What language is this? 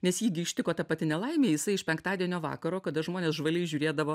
Lithuanian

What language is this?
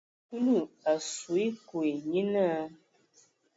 Ewondo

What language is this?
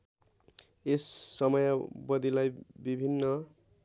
Nepali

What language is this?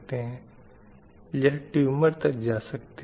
Hindi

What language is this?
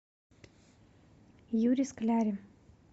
Russian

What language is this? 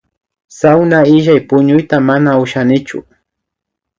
Imbabura Highland Quichua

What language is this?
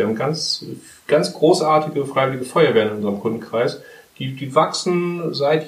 German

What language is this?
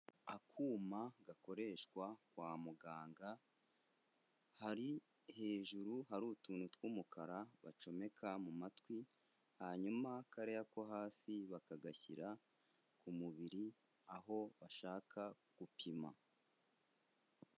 Kinyarwanda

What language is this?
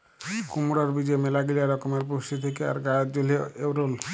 Bangla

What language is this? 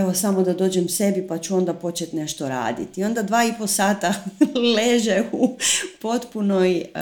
Croatian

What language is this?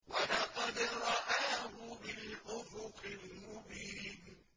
Arabic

